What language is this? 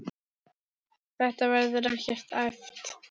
Icelandic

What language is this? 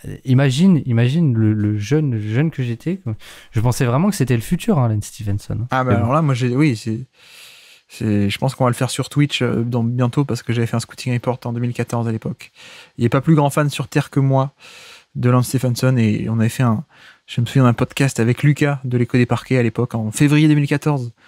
French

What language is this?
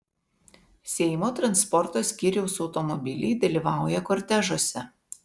Lithuanian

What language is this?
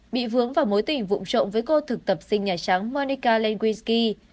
Vietnamese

